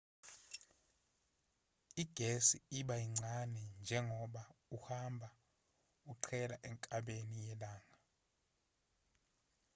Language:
Zulu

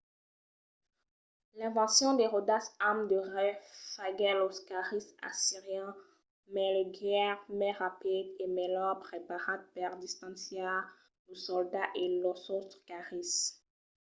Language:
Occitan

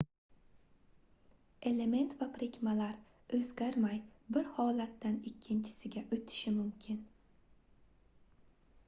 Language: Uzbek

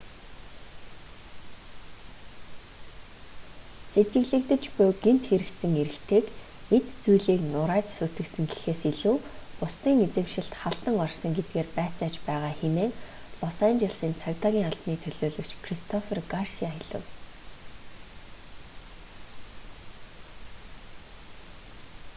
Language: Mongolian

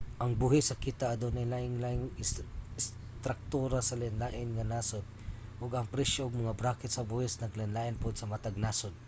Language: Cebuano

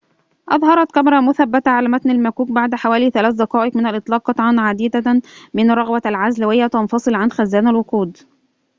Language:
Arabic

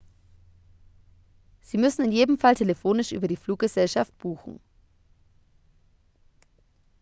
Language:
German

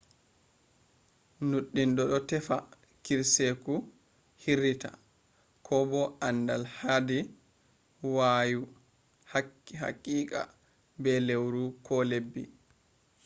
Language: Fula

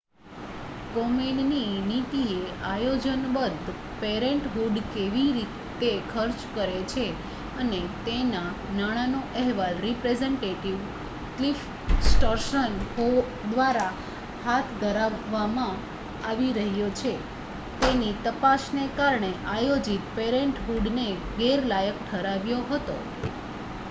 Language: Gujarati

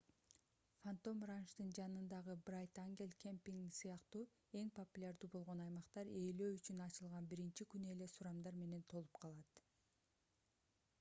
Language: Kyrgyz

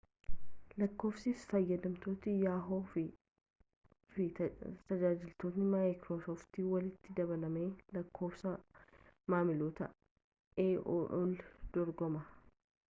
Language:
Oromo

